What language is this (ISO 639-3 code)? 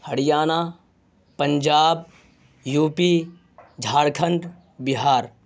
urd